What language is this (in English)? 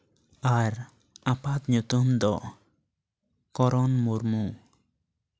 Santali